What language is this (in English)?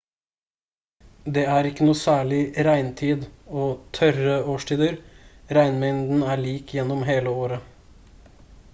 Norwegian Bokmål